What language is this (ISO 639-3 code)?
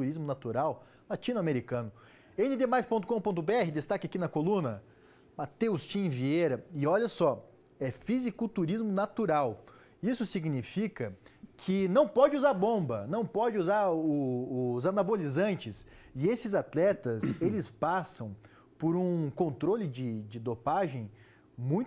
por